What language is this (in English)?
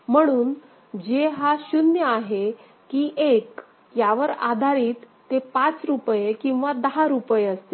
Marathi